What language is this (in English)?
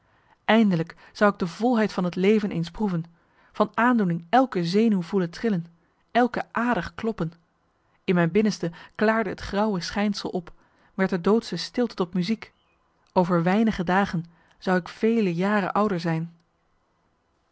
Dutch